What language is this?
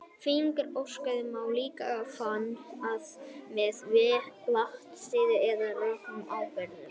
Icelandic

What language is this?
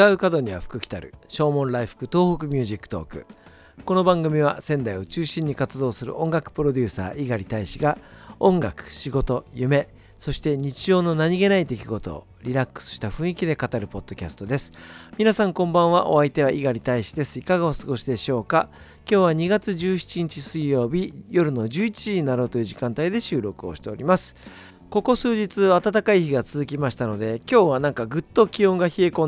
Japanese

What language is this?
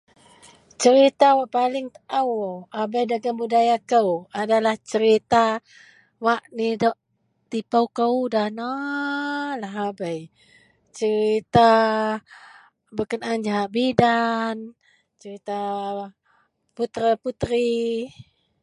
Central Melanau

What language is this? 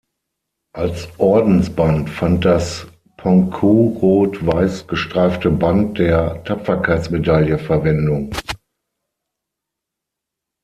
German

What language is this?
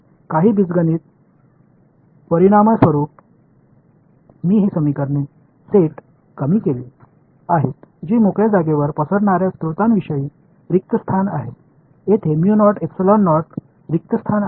Marathi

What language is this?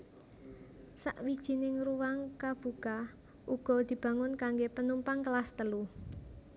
Javanese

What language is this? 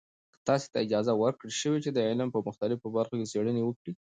Pashto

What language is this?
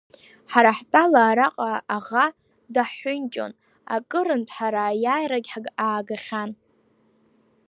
Abkhazian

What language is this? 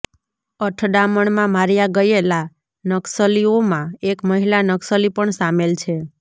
Gujarati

